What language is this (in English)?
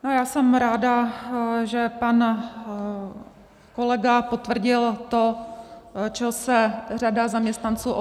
Czech